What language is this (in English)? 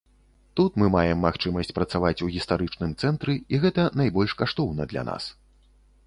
Belarusian